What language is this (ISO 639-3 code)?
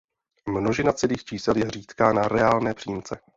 ces